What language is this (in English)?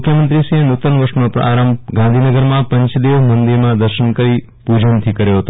Gujarati